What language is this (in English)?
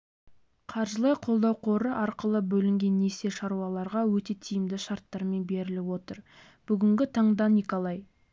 Kazakh